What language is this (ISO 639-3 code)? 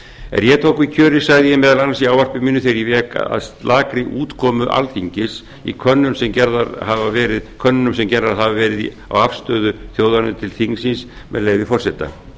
isl